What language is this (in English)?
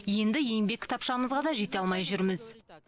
Kazakh